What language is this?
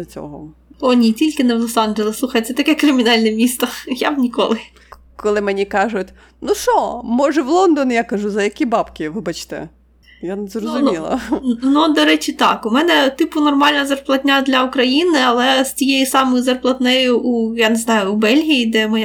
Ukrainian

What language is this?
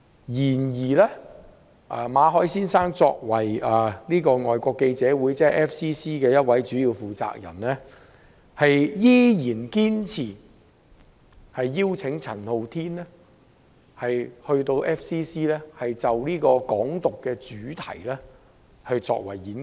Cantonese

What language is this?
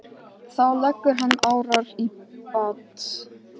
Icelandic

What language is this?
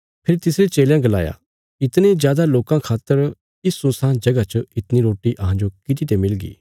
Bilaspuri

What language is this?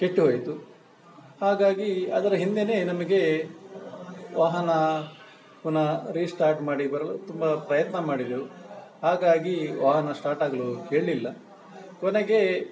Kannada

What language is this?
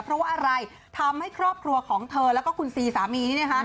Thai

